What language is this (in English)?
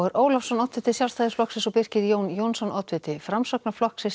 Icelandic